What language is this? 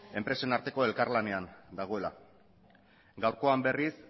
Basque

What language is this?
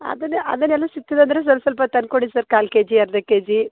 Kannada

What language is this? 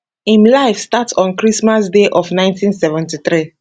Nigerian Pidgin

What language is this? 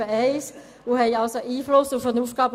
Swiss German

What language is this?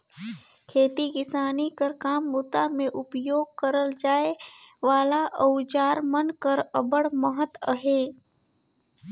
Chhattisgarhi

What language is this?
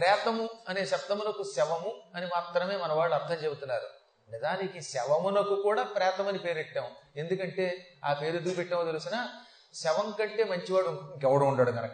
Telugu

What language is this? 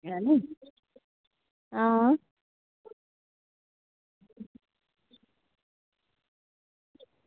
Dogri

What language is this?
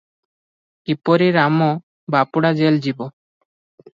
Odia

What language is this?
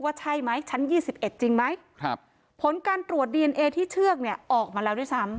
Thai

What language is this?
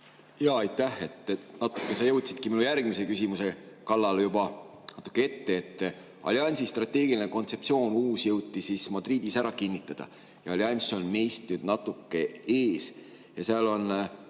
Estonian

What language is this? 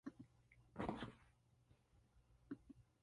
English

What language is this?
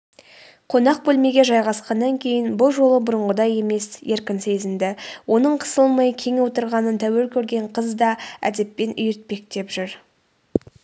Kazakh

